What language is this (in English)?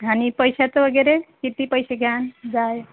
Marathi